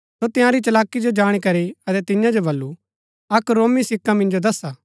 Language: Gaddi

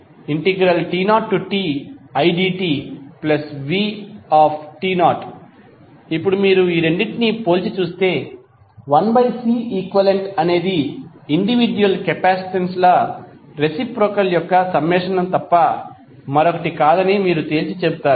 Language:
Telugu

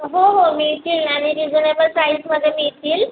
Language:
Marathi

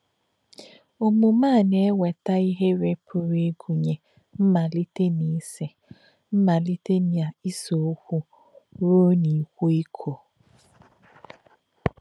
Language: Igbo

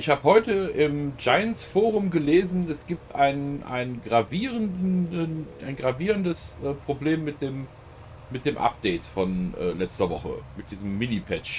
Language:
German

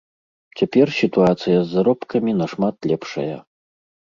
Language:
Belarusian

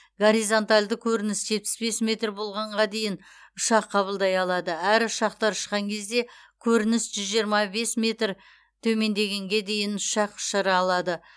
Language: Kazakh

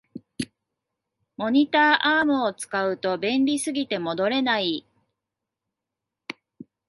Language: Japanese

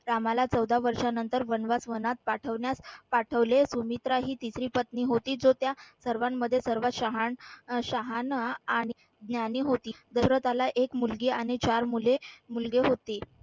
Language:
Marathi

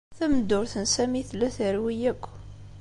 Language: Kabyle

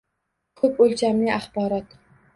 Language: Uzbek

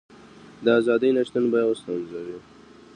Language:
Pashto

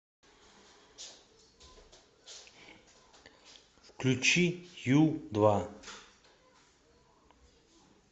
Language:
Russian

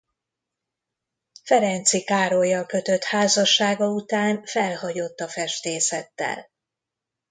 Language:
Hungarian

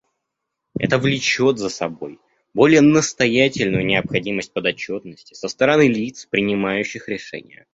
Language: Russian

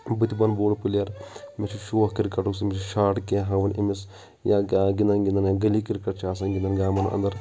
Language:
Kashmiri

